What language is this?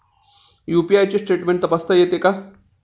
Marathi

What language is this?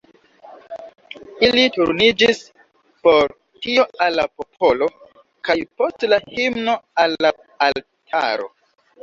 Esperanto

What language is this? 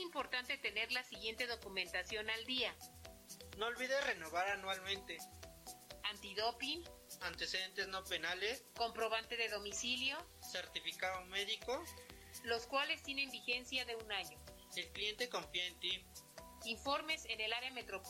Spanish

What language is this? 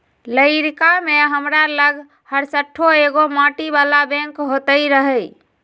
Magahi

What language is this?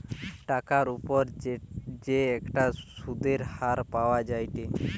Bangla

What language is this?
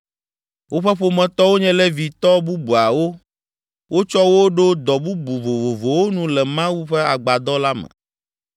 Ewe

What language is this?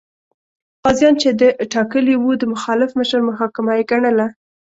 Pashto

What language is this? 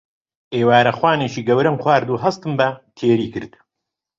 Central Kurdish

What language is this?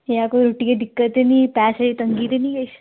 Dogri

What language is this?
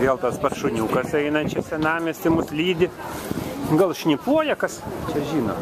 Lithuanian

